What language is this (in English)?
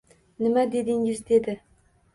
Uzbek